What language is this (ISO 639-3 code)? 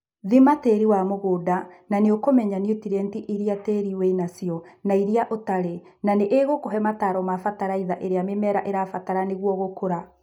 kik